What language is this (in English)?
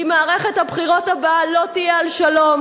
Hebrew